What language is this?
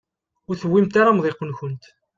Kabyle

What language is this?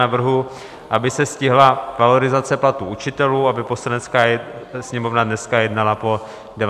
Czech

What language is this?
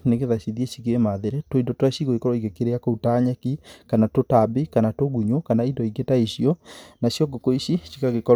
Kikuyu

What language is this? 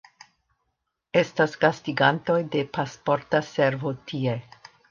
Esperanto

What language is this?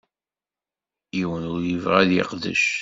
Kabyle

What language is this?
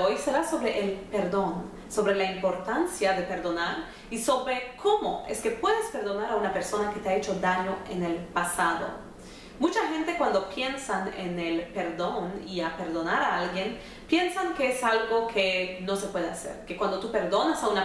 Spanish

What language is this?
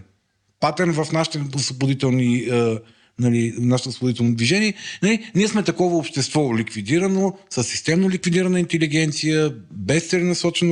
Bulgarian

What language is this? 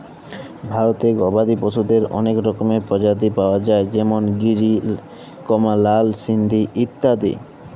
Bangla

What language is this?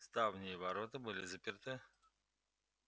Russian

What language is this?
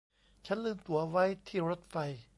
Thai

